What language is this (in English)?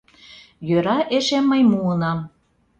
Mari